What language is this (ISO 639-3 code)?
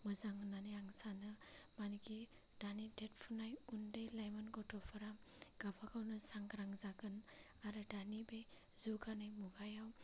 brx